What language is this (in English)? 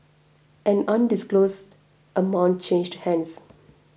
English